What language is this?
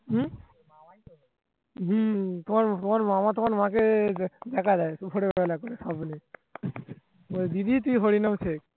Bangla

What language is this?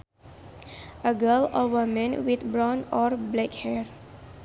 Sundanese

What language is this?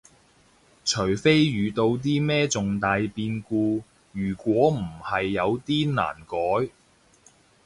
Cantonese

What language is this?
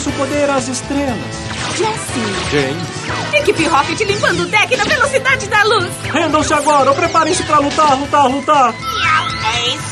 Portuguese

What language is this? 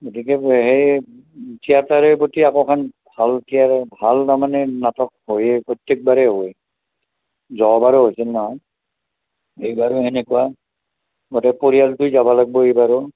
Assamese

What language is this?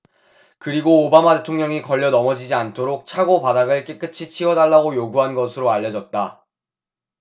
Korean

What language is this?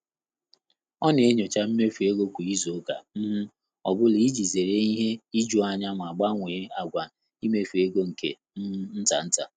Igbo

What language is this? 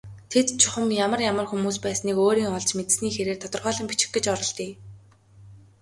Mongolian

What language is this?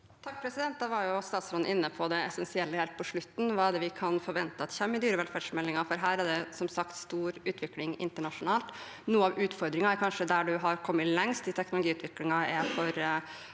Norwegian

